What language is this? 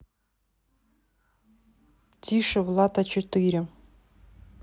Russian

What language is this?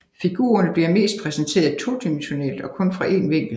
Danish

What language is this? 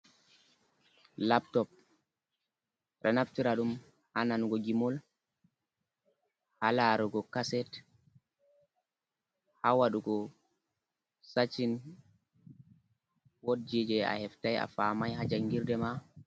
Fula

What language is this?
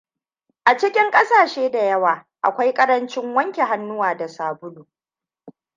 Hausa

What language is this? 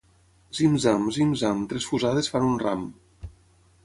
Catalan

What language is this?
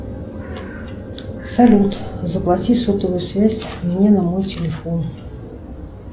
Russian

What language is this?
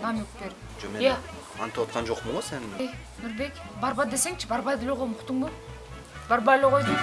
Turkish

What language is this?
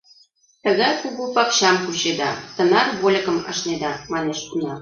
Mari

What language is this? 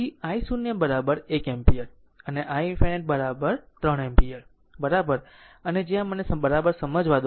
Gujarati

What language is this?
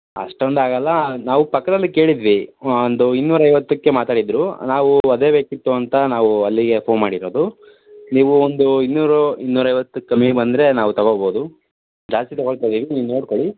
Kannada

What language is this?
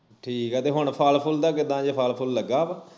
Punjabi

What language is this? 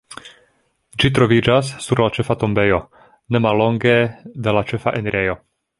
Esperanto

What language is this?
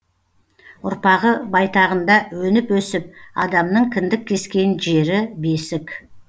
Kazakh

